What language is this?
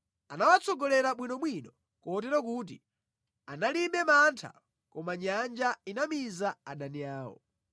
Nyanja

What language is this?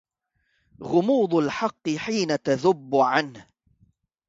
Arabic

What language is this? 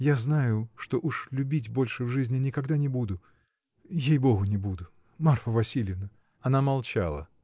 Russian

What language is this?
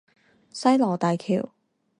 Chinese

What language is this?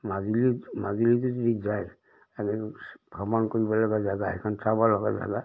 Assamese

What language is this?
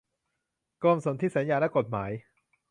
Thai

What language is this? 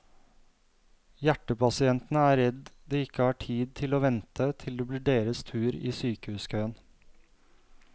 Norwegian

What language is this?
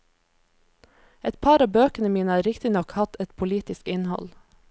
Norwegian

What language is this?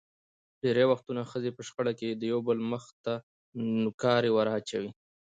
Pashto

